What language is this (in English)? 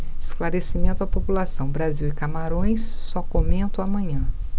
Portuguese